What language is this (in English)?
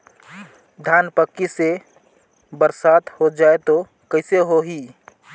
Chhattisgarhi